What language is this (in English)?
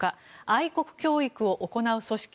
Japanese